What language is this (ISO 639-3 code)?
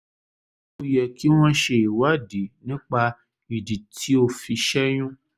yor